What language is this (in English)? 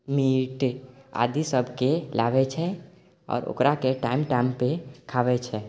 Maithili